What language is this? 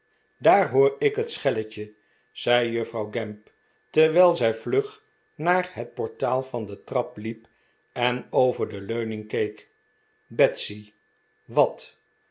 Dutch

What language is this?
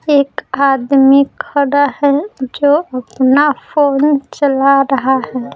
Hindi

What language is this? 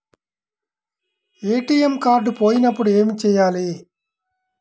Telugu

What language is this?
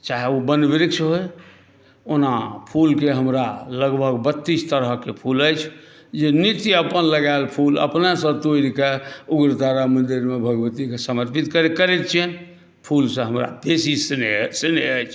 Maithili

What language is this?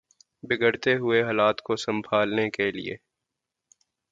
Urdu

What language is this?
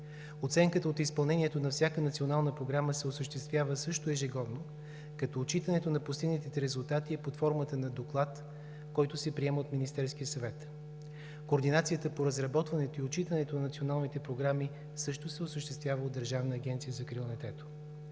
Bulgarian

